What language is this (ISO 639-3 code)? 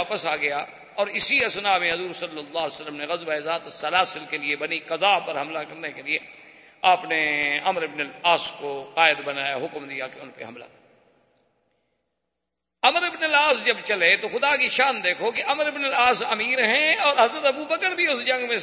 urd